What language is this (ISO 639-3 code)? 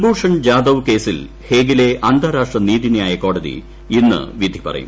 mal